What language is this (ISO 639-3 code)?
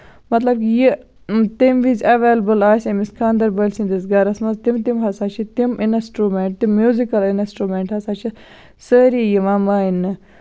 kas